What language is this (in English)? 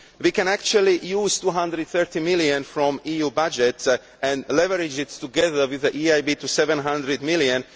English